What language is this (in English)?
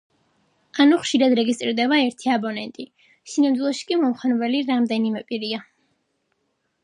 Georgian